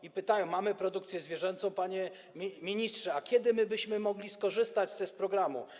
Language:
Polish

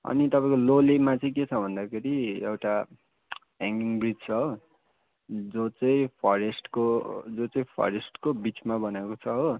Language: Nepali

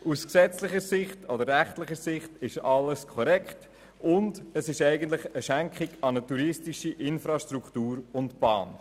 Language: Swiss German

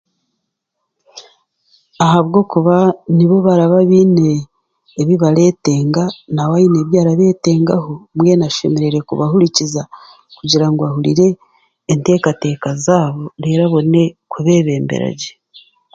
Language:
Chiga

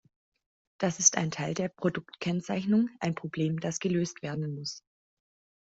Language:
German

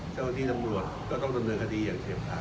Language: Thai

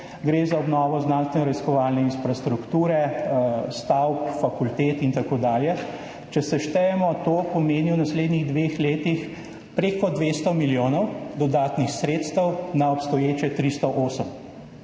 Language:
Slovenian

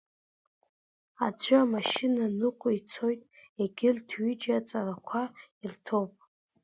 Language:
Abkhazian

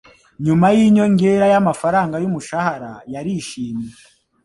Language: Kinyarwanda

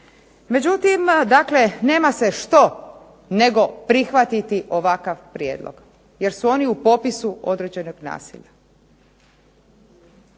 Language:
Croatian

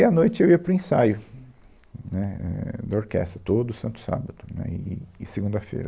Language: Portuguese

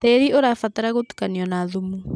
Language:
Kikuyu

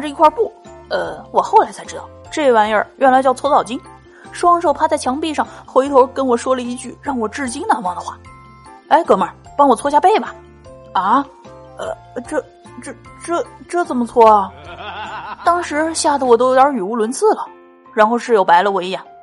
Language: Chinese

